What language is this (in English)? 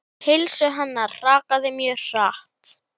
Icelandic